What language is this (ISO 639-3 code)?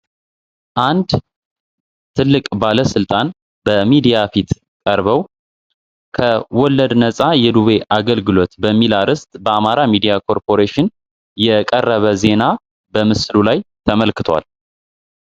amh